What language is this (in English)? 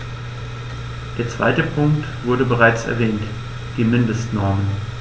German